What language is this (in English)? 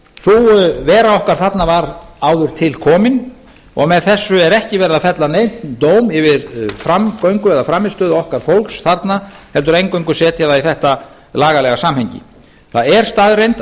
Icelandic